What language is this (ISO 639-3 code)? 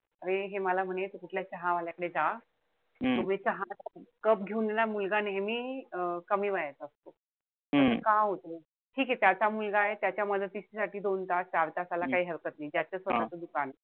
mar